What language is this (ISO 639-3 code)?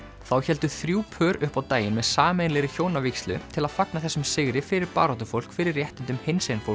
isl